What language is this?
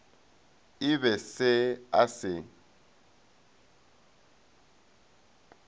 Northern Sotho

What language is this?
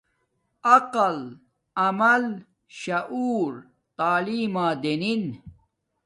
Domaaki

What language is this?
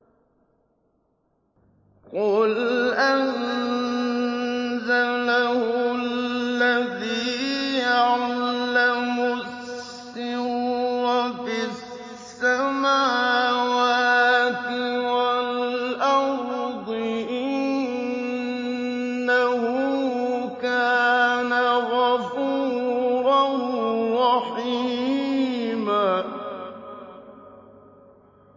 Arabic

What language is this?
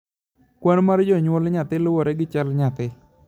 Luo (Kenya and Tanzania)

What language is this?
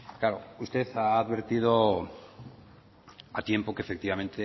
Spanish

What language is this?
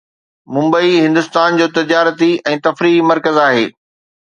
Sindhi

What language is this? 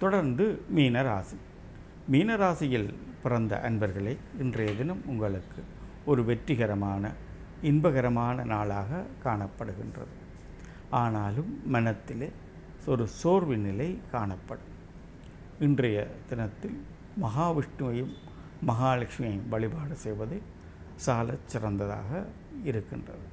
Tamil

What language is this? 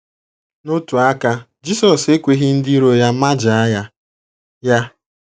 Igbo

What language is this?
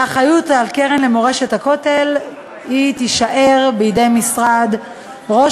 Hebrew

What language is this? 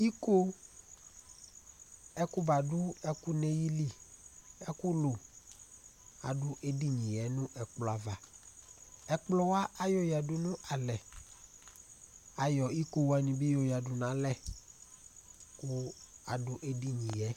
Ikposo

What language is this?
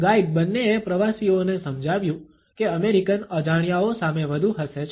Gujarati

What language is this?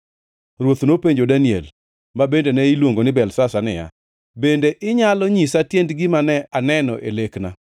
Luo (Kenya and Tanzania)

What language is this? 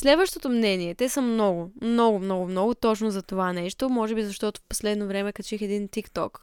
Bulgarian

